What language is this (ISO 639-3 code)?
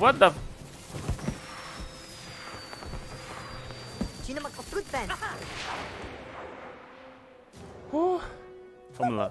por